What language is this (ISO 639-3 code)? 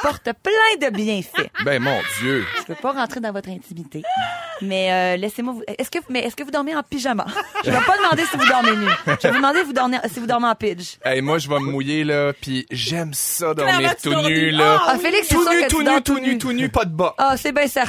fra